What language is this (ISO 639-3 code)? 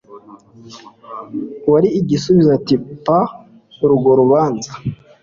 kin